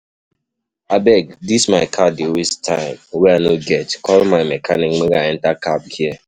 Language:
Nigerian Pidgin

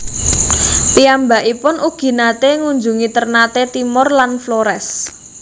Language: Javanese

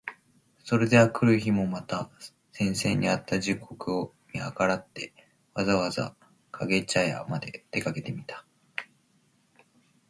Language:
Japanese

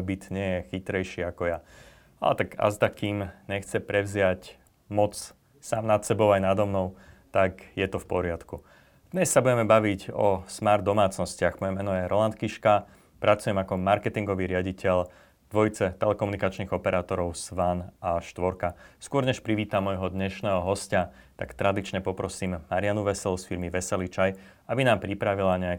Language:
Slovak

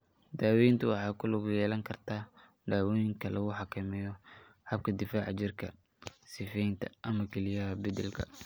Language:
Somali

